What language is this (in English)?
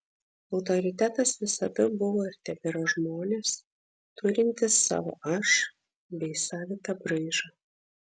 Lithuanian